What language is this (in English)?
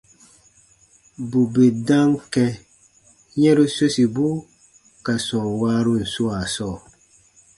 Baatonum